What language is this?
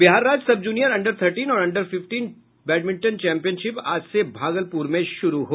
Hindi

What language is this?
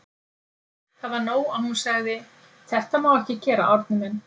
Icelandic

